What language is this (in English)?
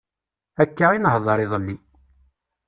Kabyle